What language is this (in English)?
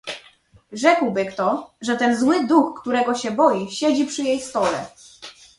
Polish